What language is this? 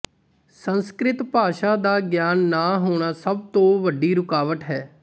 Punjabi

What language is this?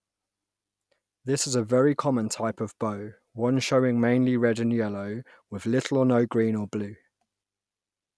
English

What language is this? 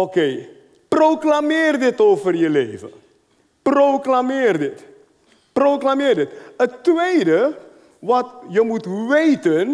Dutch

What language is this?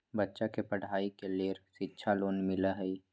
Magahi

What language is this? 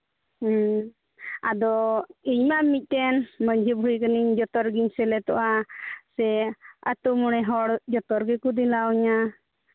Santali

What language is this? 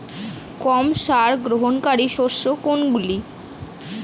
Bangla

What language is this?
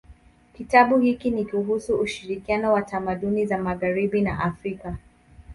Swahili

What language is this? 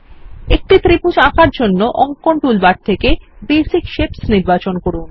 Bangla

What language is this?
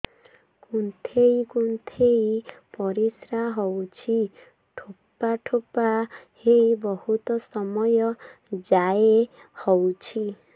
Odia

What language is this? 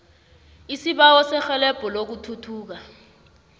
South Ndebele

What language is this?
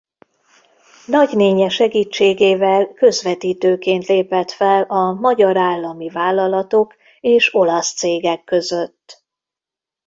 Hungarian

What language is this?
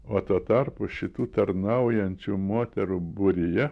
Lithuanian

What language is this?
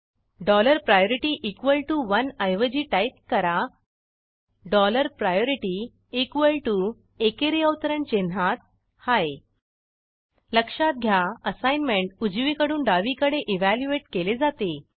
Marathi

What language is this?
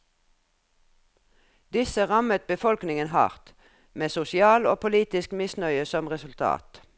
Norwegian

